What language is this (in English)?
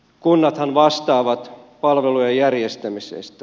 Finnish